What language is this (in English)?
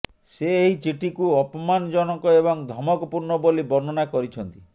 Odia